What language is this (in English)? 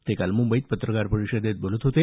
Marathi